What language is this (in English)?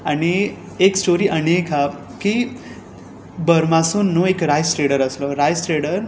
Konkani